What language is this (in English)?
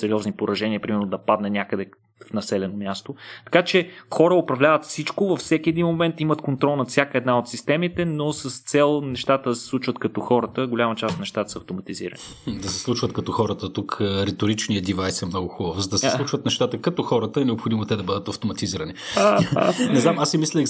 Bulgarian